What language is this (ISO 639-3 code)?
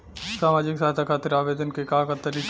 bho